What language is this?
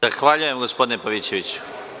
Serbian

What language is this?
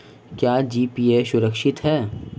Hindi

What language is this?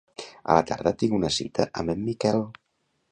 Catalan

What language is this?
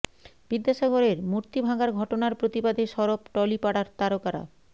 Bangla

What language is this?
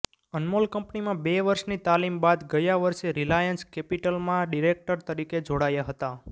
Gujarati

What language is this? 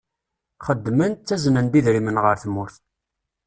Kabyle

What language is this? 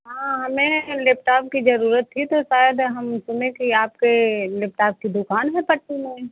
Hindi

